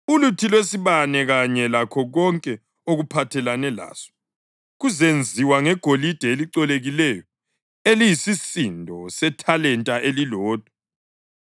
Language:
North Ndebele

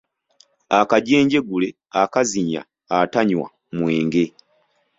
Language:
Ganda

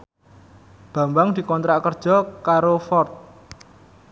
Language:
Javanese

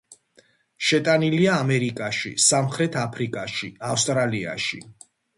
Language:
Georgian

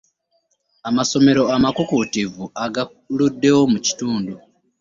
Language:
Ganda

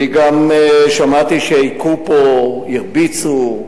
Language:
Hebrew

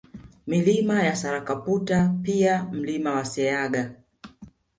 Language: Swahili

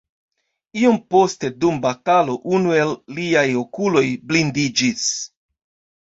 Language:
Esperanto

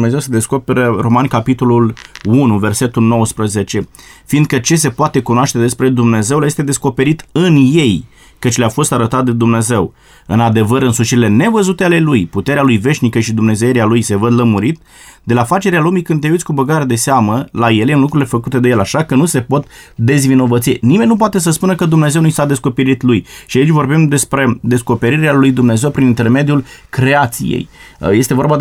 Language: Romanian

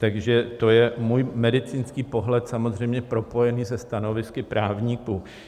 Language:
Czech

